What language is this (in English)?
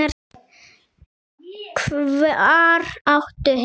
Icelandic